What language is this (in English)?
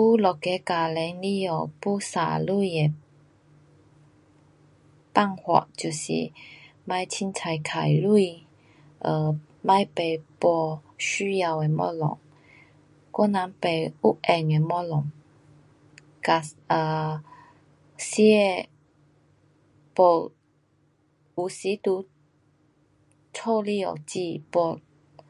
Pu-Xian Chinese